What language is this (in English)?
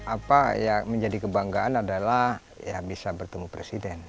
Indonesian